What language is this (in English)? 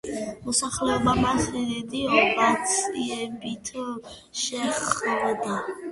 Georgian